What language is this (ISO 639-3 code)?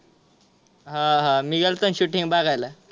mar